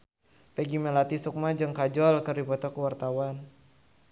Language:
Sundanese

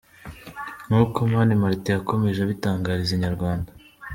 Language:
Kinyarwanda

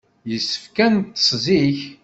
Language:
Kabyle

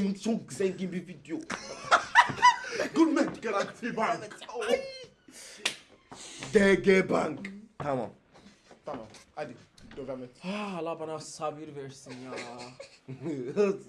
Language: Turkish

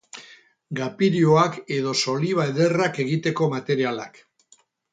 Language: Basque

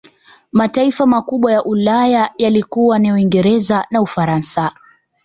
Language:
Swahili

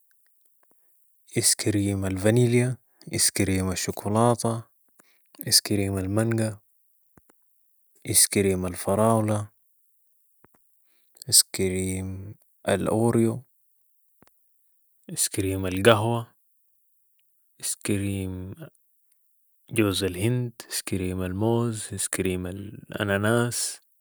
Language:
Sudanese Arabic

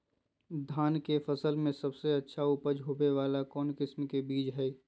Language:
Magahi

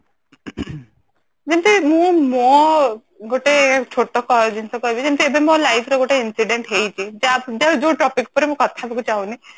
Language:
Odia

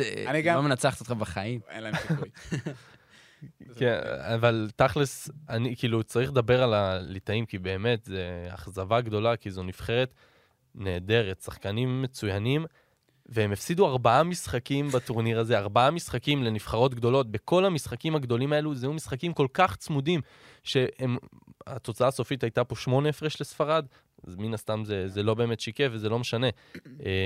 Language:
Hebrew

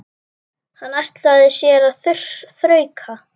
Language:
Icelandic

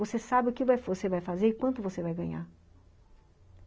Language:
Portuguese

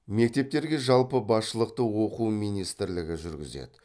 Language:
Kazakh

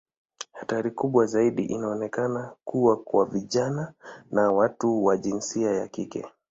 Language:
Swahili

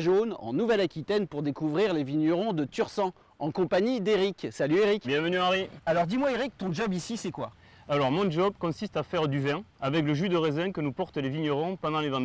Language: French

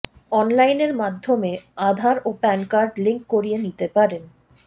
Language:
Bangla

